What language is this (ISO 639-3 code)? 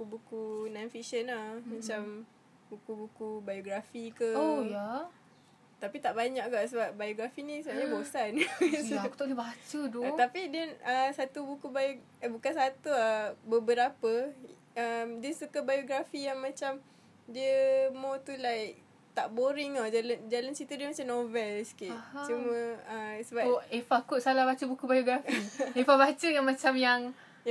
msa